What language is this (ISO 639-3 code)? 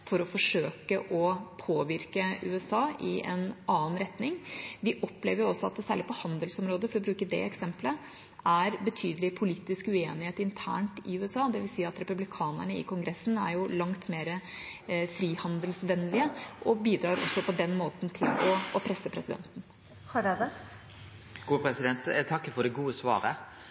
nor